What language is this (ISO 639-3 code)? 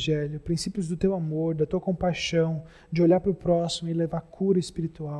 por